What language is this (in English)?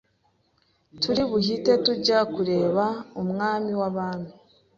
Kinyarwanda